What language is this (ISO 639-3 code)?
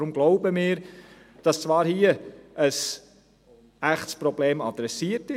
gsw